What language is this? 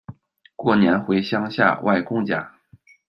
Chinese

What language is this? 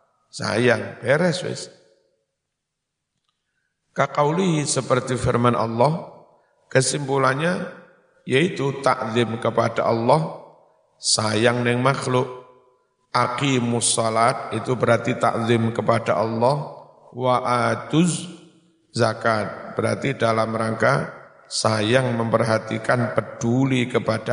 Indonesian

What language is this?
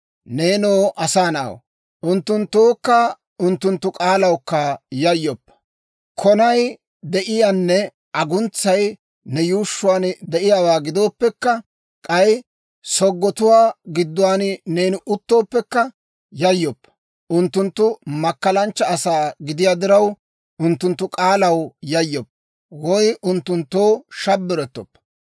Dawro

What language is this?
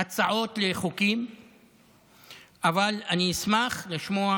Hebrew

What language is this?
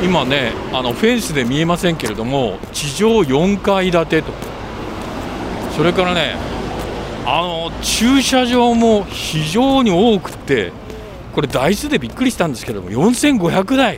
Japanese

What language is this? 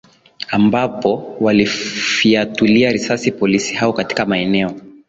Swahili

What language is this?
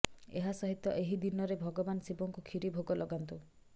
Odia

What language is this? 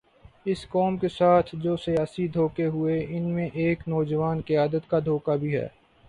Urdu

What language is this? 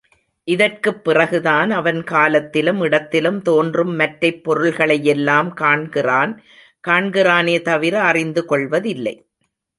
Tamil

